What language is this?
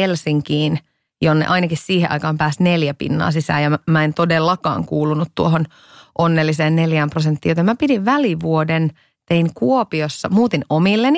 Finnish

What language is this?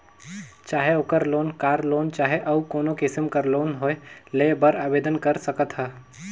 Chhattisgarhi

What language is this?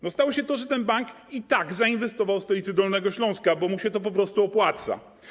Polish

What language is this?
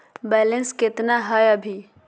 Magahi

